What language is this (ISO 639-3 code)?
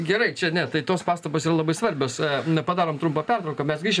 lit